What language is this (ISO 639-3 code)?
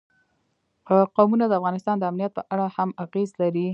pus